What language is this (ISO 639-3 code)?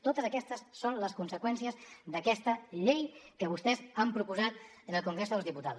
cat